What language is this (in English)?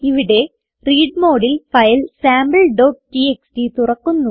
Malayalam